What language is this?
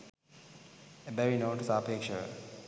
Sinhala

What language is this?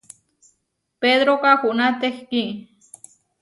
Huarijio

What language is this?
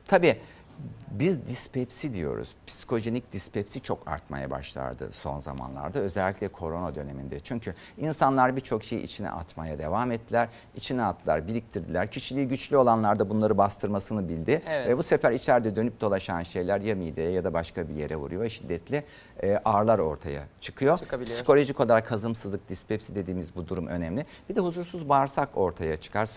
Turkish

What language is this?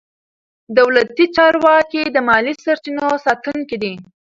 Pashto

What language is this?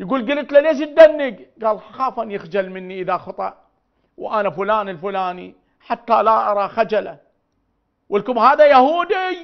Arabic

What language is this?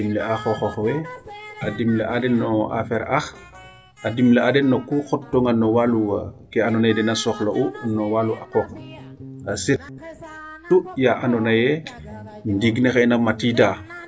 Serer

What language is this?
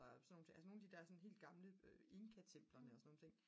Danish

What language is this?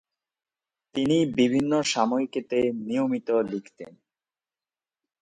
Bangla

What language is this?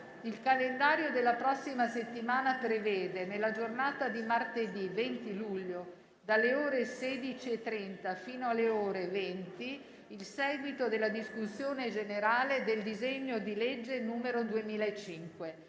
Italian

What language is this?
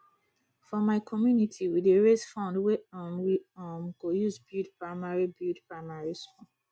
Nigerian Pidgin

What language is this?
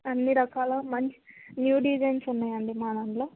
Telugu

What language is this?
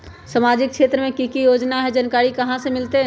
Magahi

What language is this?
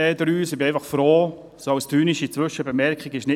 Swiss German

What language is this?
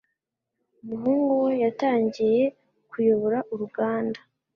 Kinyarwanda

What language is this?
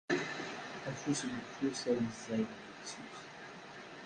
Kabyle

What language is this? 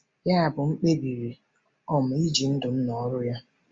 Igbo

